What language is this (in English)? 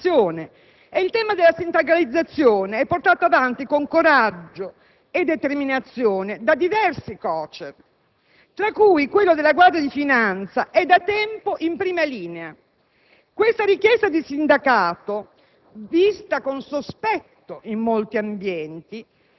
Italian